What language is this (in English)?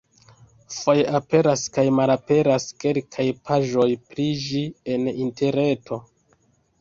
Esperanto